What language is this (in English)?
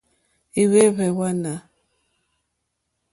Mokpwe